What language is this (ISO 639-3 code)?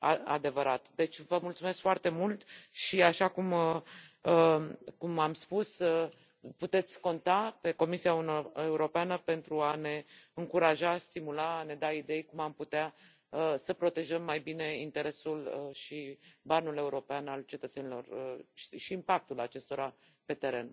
ron